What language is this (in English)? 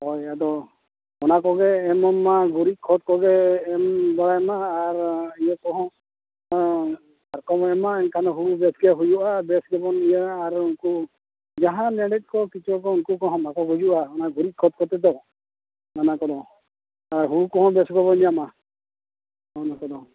Santali